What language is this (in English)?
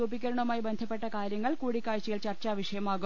Malayalam